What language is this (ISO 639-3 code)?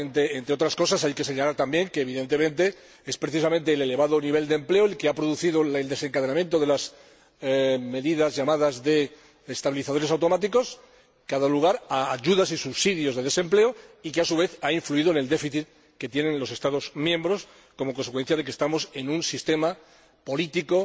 spa